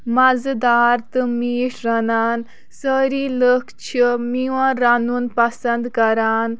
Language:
Kashmiri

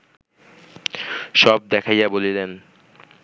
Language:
Bangla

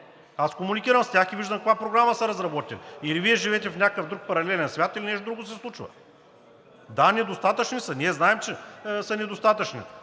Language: Bulgarian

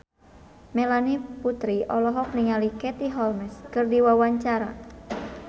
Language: Sundanese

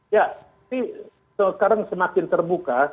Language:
Indonesian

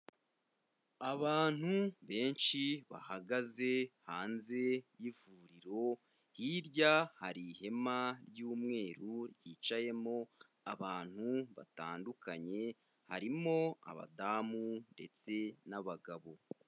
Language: Kinyarwanda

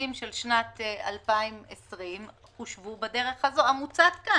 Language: Hebrew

